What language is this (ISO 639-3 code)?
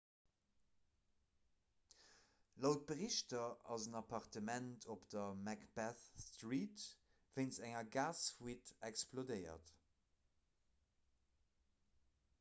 ltz